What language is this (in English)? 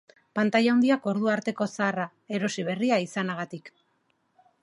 Basque